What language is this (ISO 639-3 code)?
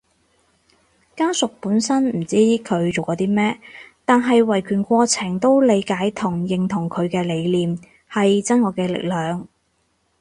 yue